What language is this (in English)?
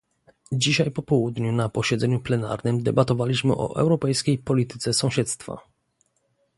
Polish